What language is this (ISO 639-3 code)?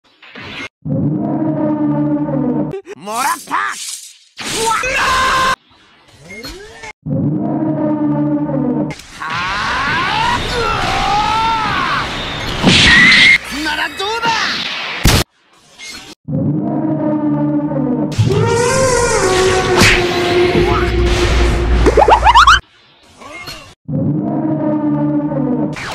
jpn